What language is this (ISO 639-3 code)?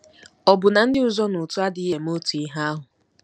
ibo